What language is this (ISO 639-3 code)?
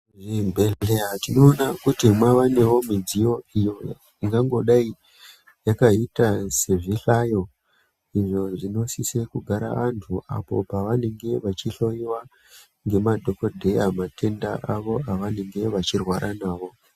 ndc